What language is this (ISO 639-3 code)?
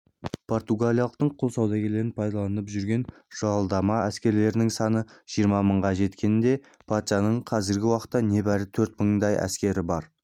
kaz